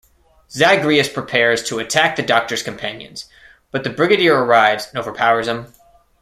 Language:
English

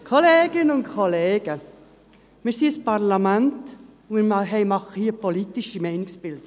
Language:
Swiss German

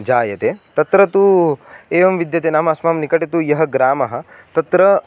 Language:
Sanskrit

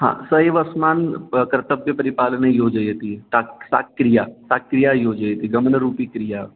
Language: Sanskrit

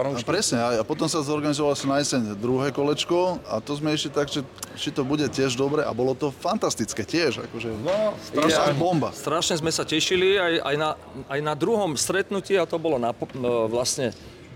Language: Czech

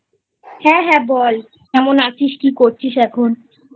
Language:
Bangla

